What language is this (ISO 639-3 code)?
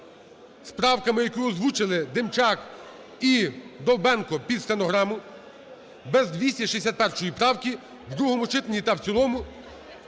ukr